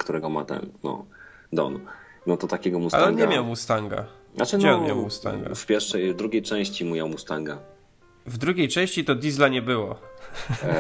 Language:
Polish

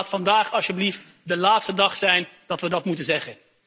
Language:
Dutch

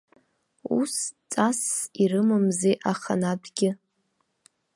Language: Abkhazian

